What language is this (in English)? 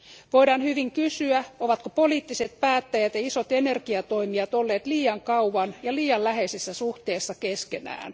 Finnish